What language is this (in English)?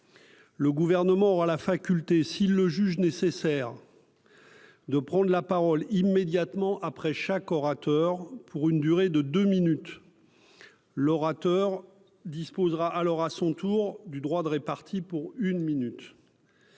French